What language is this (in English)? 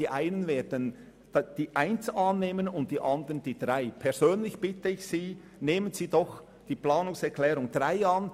Swiss German